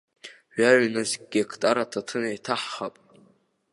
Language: Abkhazian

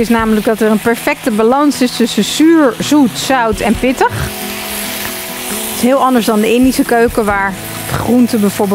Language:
Dutch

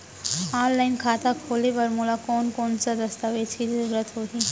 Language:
Chhattisgarhi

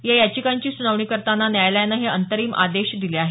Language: Marathi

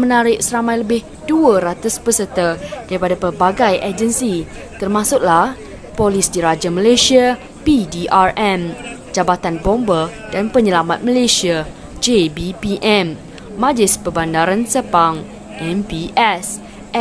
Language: Malay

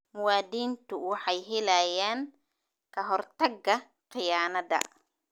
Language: Somali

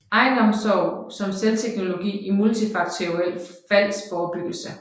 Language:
Danish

